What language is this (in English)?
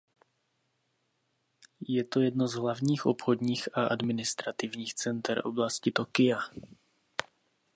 Czech